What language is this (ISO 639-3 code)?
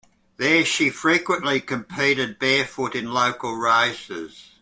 eng